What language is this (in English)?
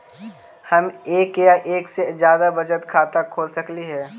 Magahi